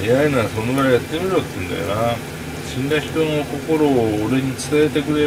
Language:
Japanese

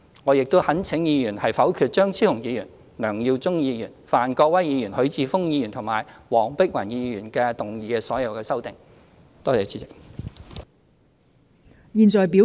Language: Cantonese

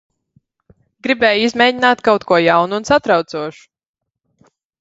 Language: Latvian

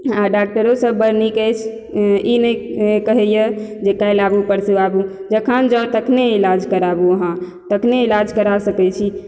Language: Maithili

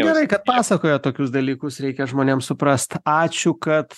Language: Lithuanian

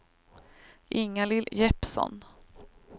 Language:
Swedish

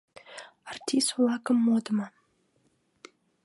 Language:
Mari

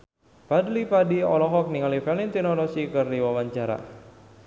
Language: Sundanese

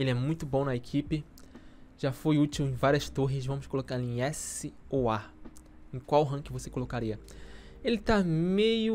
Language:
Portuguese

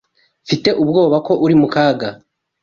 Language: Kinyarwanda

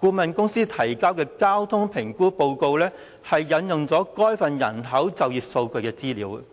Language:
Cantonese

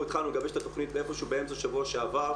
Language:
Hebrew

